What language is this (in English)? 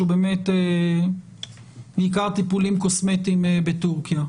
Hebrew